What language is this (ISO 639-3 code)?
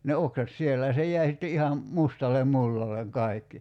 fin